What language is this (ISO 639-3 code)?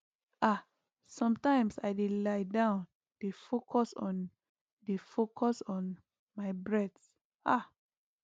pcm